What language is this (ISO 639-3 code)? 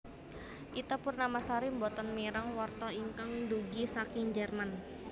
jav